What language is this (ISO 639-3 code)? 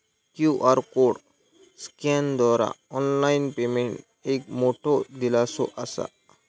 mar